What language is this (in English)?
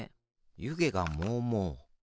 Japanese